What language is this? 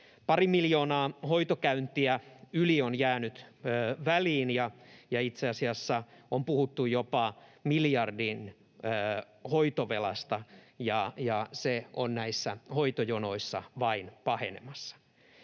Finnish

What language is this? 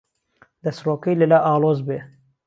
Central Kurdish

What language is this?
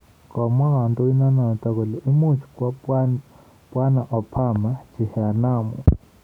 Kalenjin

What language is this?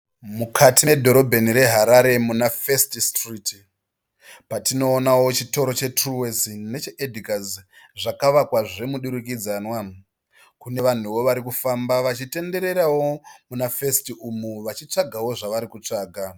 Shona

